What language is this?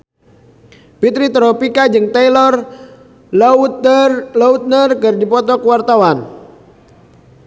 Sundanese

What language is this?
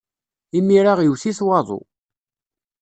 Kabyle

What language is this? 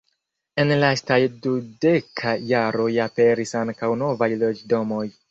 Esperanto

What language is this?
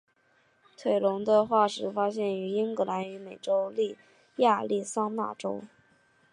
Chinese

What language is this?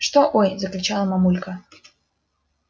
Russian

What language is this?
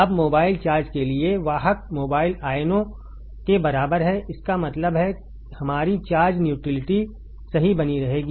Hindi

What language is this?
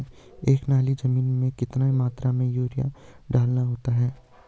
Hindi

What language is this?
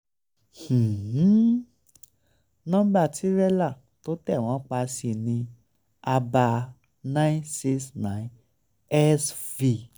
Yoruba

